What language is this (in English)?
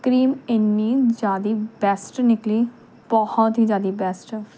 Punjabi